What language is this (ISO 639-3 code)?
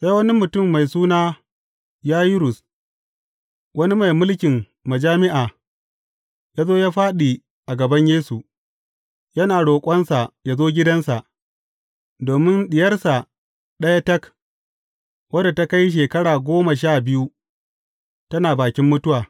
hau